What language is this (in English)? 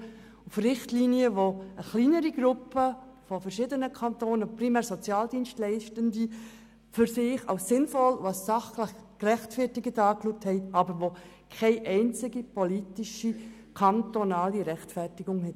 Swiss German